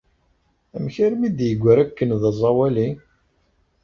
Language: Kabyle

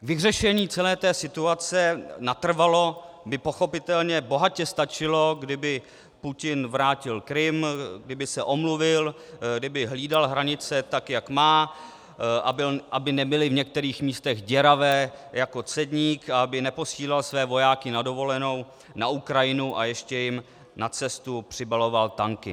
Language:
Czech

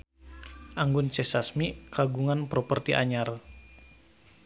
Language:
Sundanese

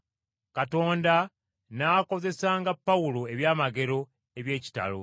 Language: Ganda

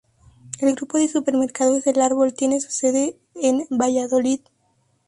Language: Spanish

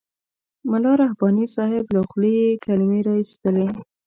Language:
Pashto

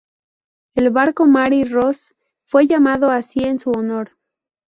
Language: Spanish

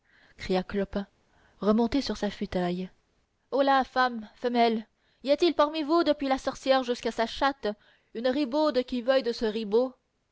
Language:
French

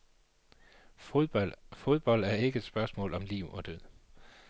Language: Danish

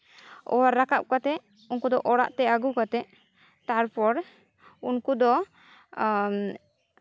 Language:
Santali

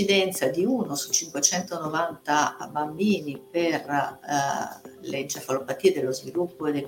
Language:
Italian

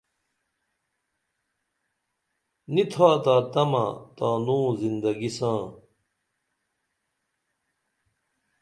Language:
Dameli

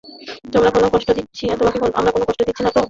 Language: Bangla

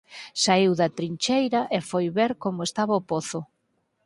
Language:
Galician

